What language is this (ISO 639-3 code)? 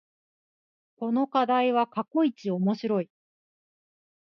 jpn